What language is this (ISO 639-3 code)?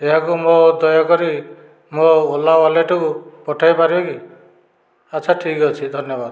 ori